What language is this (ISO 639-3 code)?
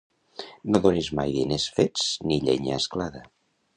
cat